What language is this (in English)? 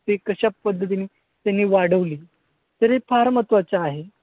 Marathi